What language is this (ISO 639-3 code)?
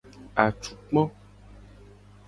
gej